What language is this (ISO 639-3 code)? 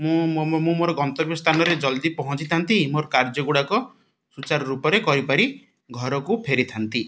ori